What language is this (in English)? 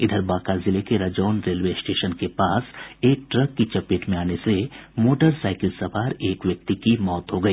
Hindi